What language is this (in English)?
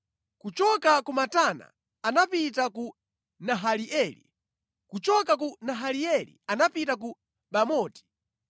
Nyanja